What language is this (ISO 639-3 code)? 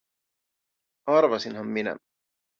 fin